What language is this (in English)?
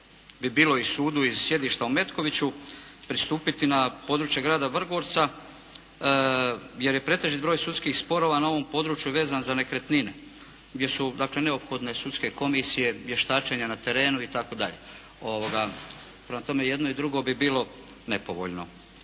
Croatian